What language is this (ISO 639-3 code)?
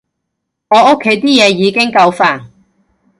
yue